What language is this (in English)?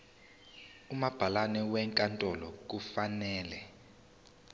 Zulu